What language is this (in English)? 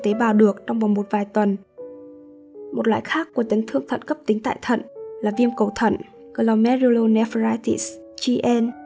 Vietnamese